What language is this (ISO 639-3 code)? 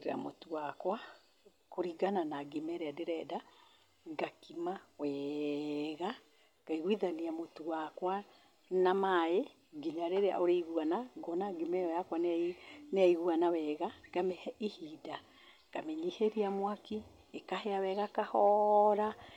kik